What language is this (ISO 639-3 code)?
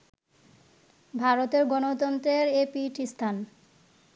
ben